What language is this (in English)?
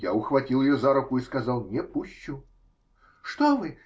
Russian